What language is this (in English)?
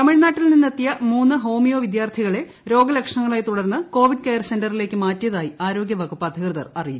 Malayalam